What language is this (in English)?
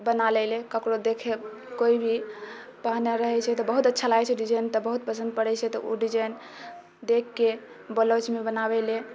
Maithili